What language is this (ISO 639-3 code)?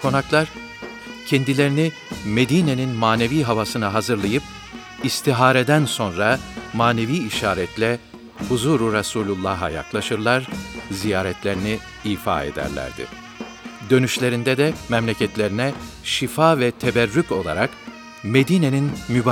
tur